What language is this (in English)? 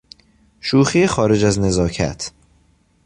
Persian